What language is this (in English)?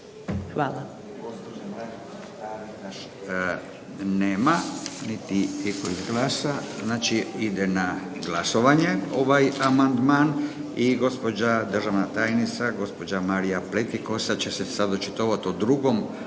Croatian